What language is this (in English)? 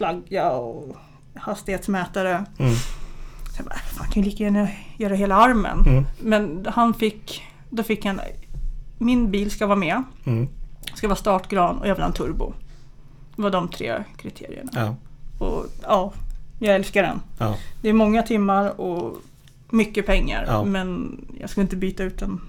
Swedish